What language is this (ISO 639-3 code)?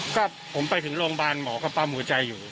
tha